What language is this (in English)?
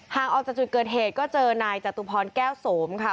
Thai